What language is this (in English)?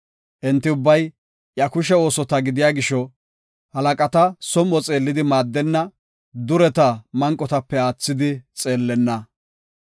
Gofa